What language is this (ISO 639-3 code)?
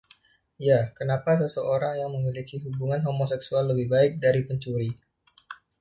ind